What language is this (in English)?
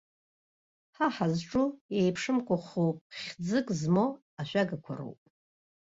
Abkhazian